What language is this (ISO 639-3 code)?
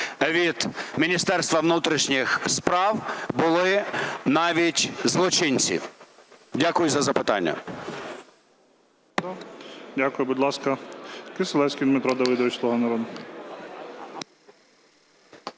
ukr